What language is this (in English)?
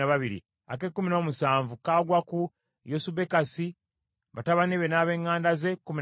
Ganda